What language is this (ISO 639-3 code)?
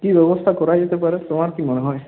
ben